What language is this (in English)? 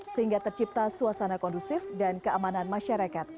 Indonesian